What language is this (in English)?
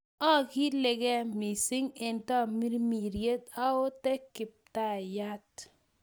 Kalenjin